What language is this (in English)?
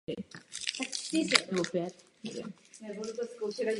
Czech